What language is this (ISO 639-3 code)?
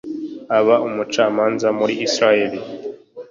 kin